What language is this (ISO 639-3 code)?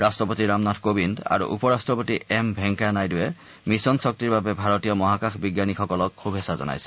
asm